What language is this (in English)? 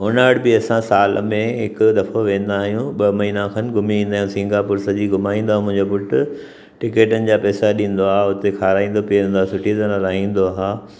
Sindhi